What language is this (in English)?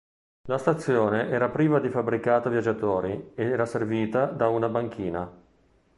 Italian